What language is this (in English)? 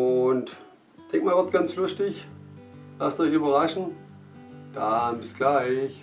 German